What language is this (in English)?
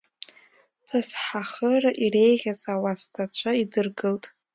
Abkhazian